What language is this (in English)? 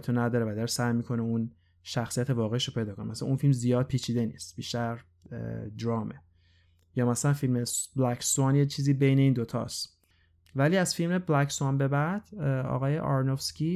Persian